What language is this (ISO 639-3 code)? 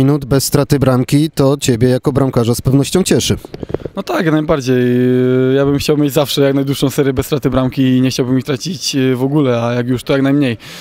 pol